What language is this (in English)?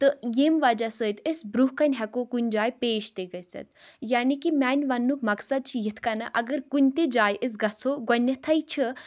Kashmiri